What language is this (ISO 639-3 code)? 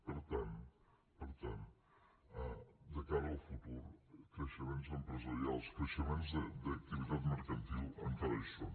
cat